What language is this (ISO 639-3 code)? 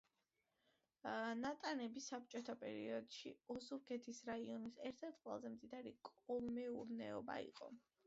kat